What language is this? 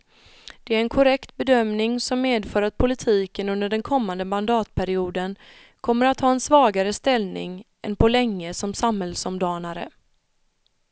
Swedish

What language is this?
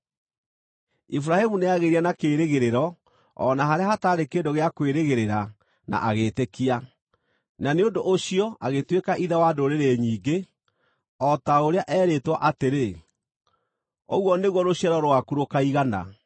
Kikuyu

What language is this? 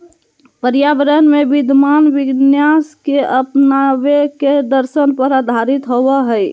Magahi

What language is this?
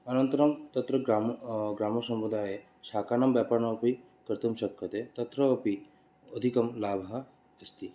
Sanskrit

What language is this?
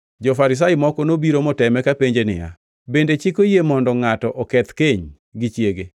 Luo (Kenya and Tanzania)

